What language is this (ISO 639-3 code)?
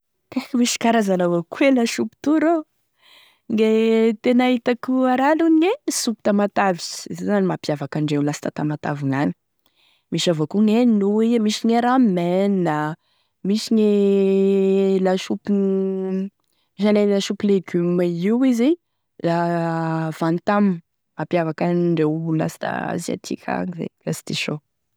tkg